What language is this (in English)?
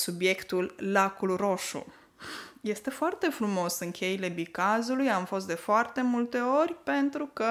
Romanian